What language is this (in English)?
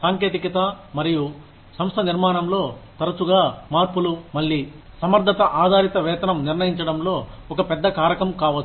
Telugu